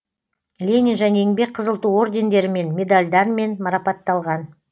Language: Kazakh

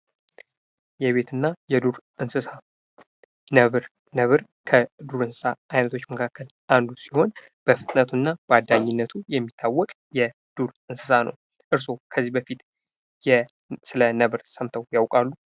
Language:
Amharic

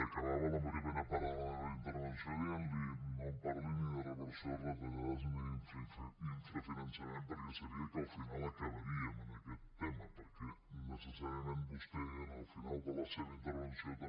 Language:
Catalan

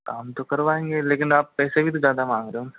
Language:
Hindi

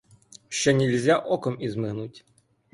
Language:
Ukrainian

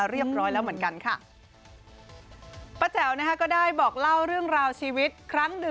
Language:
Thai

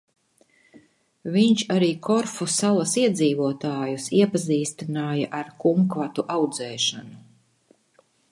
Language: Latvian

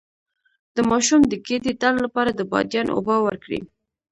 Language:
Pashto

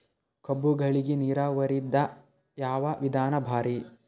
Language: Kannada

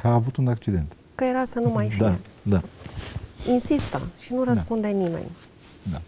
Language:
Romanian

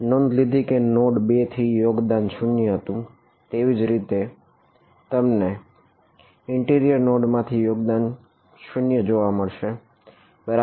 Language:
Gujarati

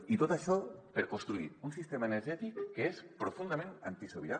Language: Catalan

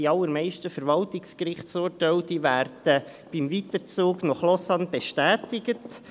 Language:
Swiss German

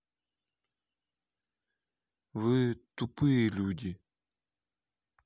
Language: Russian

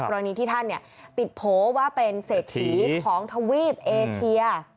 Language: Thai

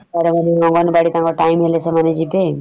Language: Odia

